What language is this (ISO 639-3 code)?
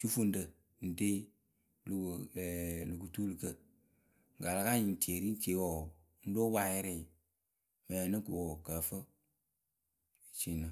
keu